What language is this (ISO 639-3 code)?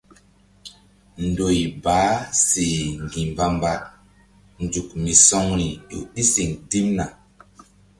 mdd